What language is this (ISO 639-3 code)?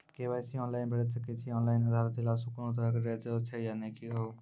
mai